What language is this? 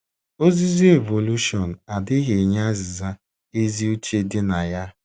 Igbo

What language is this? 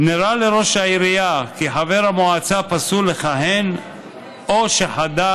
Hebrew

